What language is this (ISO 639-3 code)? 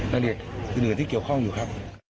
tha